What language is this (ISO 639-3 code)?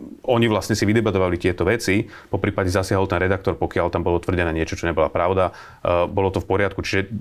slk